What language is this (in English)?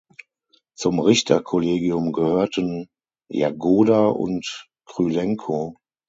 German